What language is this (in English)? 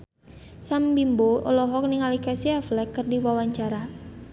Sundanese